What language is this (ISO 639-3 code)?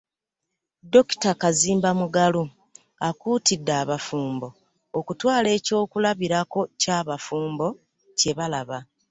lug